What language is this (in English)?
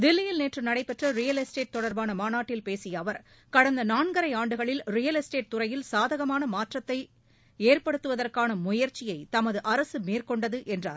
Tamil